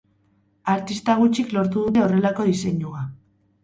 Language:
Basque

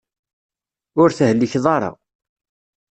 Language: Kabyle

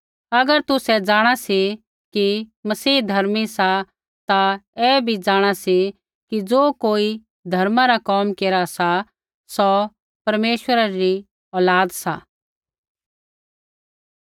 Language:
Kullu Pahari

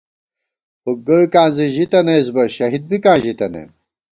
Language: Gawar-Bati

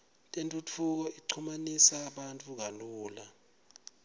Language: Swati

